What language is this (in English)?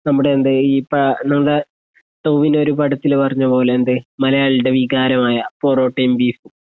Malayalam